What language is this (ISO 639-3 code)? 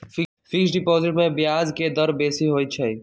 mag